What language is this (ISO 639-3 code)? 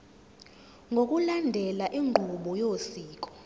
zul